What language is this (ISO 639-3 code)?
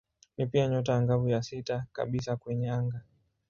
swa